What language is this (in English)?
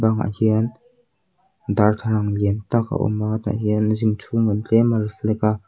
Mizo